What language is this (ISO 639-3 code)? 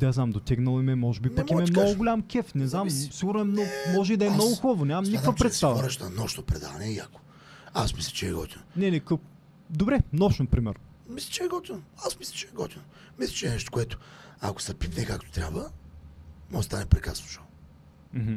bul